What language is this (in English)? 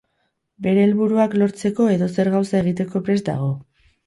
Basque